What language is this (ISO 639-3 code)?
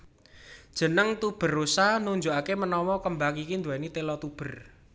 jav